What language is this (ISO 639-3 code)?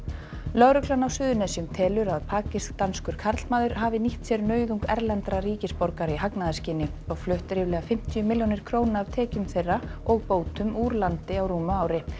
isl